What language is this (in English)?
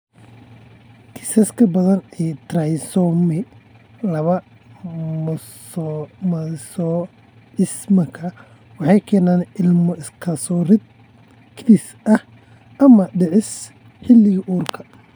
Somali